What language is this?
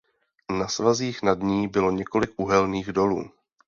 Czech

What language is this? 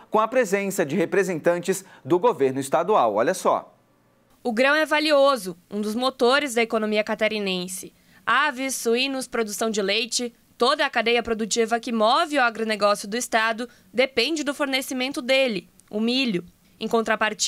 Portuguese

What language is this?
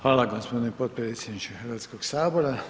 Croatian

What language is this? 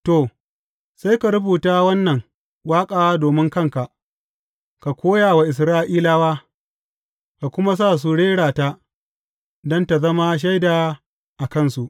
Hausa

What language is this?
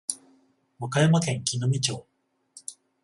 Japanese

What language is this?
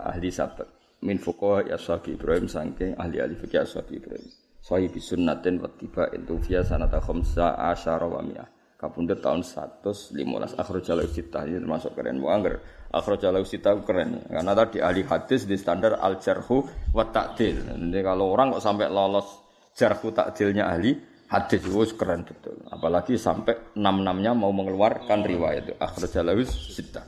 Malay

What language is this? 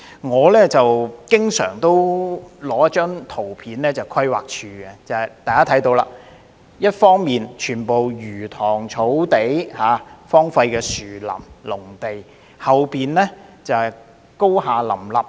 Cantonese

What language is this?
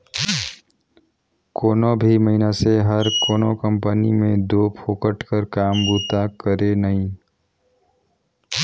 Chhattisgarhi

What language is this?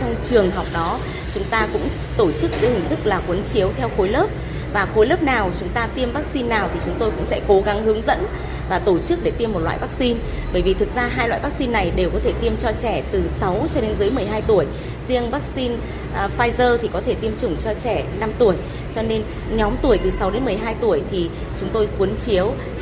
Vietnamese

